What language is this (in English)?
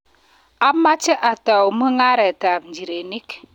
Kalenjin